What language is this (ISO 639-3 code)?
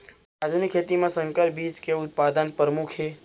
hne